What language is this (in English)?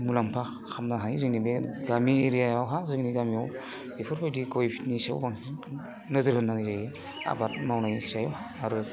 Bodo